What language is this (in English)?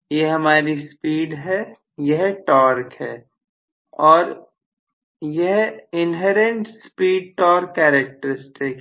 Hindi